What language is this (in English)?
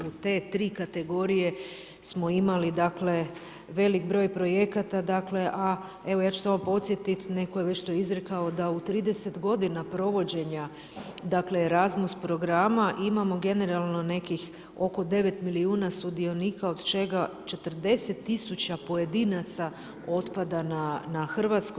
Croatian